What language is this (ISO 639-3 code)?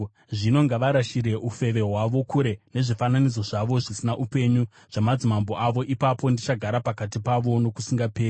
sna